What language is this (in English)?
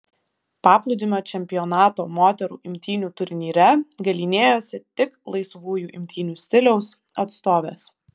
Lithuanian